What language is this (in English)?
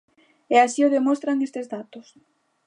Galician